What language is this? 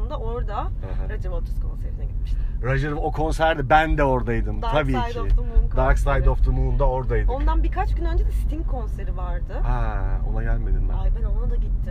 Turkish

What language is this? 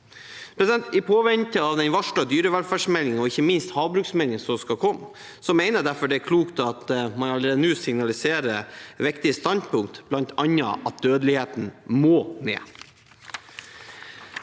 Norwegian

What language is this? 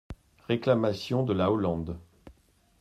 French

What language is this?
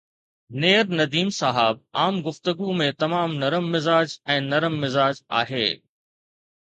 Sindhi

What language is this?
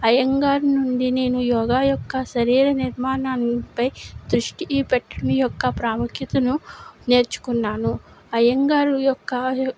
Telugu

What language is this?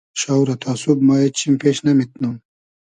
Hazaragi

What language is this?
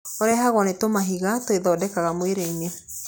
Kikuyu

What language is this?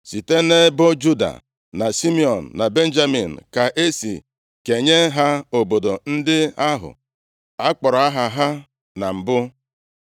Igbo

